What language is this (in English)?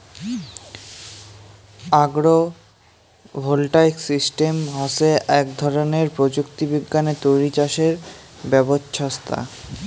Bangla